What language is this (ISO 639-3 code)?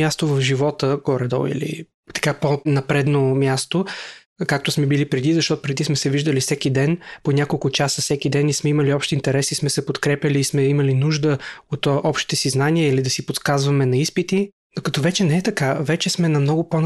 bul